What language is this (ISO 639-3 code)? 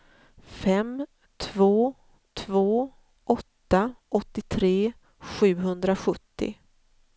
swe